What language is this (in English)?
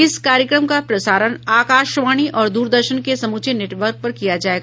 Hindi